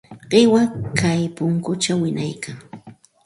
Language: Santa Ana de Tusi Pasco Quechua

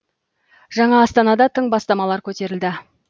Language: Kazakh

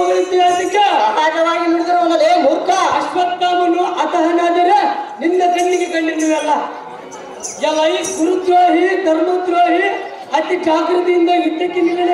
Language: Kannada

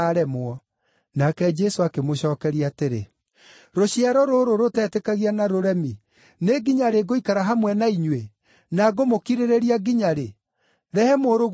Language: Kikuyu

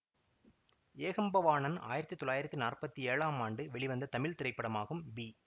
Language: Tamil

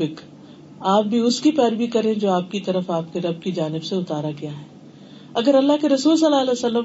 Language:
Urdu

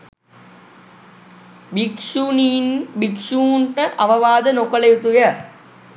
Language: Sinhala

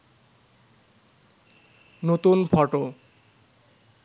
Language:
Bangla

